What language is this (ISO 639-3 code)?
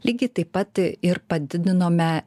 lit